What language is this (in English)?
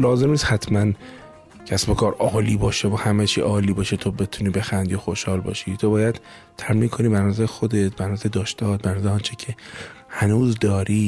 Persian